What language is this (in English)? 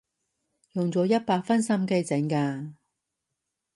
Cantonese